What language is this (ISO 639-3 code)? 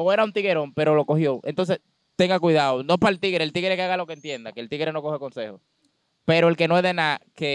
spa